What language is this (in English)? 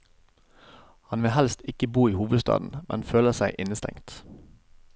Norwegian